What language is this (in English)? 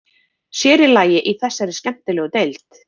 Icelandic